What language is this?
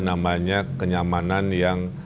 Indonesian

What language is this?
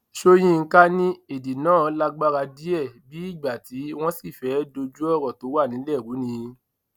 Yoruba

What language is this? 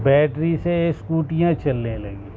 Urdu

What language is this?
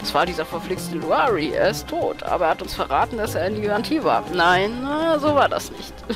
German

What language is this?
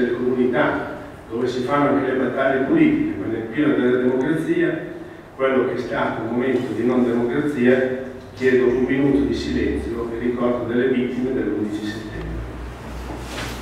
Italian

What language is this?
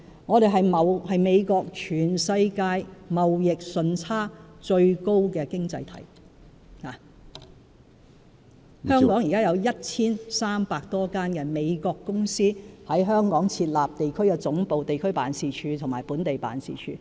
Cantonese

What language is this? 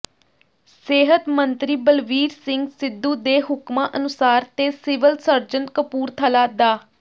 Punjabi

